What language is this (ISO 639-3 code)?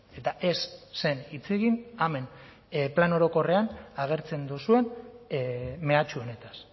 eus